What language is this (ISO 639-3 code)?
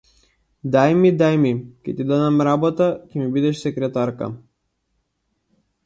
mkd